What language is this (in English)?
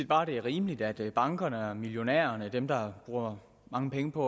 Danish